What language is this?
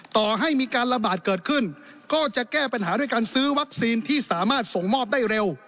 Thai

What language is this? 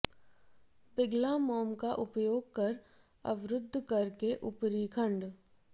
Hindi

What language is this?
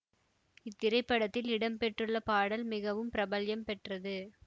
Tamil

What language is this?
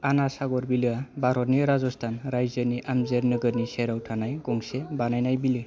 Bodo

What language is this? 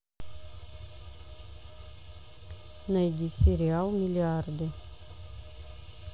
Russian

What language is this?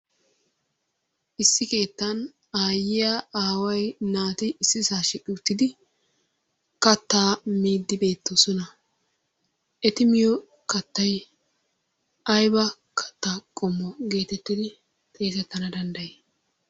Wolaytta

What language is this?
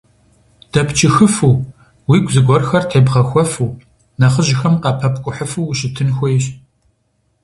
Kabardian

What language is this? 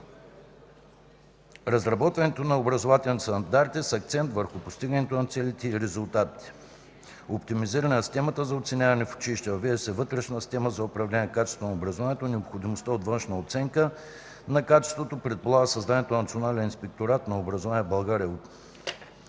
Bulgarian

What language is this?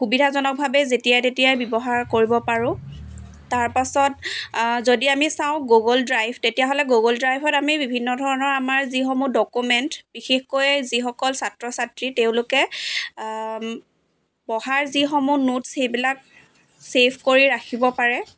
Assamese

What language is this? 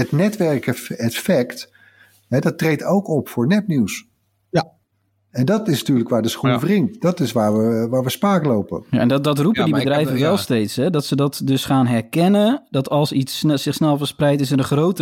Dutch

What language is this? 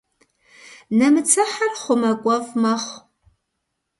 Kabardian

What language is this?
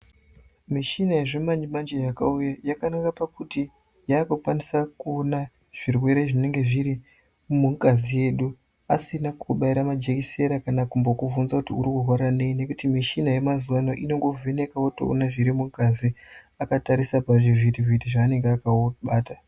Ndau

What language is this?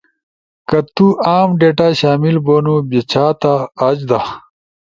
Ushojo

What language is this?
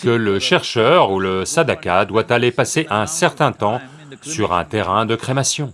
French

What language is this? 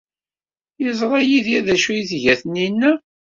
Kabyle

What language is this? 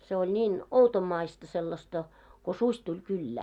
Finnish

